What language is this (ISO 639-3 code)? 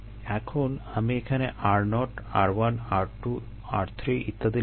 ben